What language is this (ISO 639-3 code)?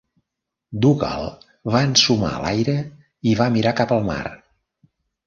cat